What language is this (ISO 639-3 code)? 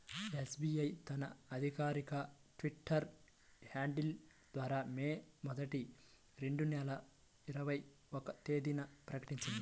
tel